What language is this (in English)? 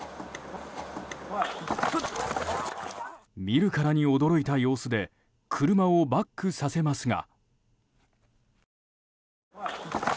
Japanese